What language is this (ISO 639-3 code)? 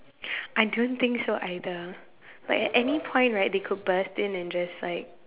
eng